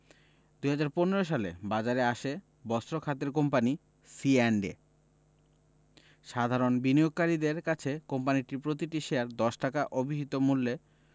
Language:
Bangla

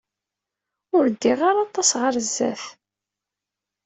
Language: Kabyle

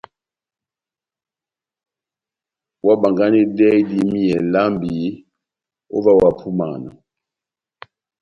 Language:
Batanga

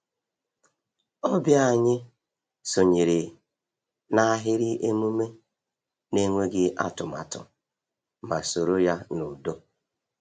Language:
Igbo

